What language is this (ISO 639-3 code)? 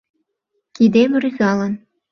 chm